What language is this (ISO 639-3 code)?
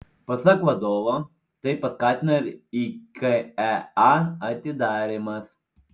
lit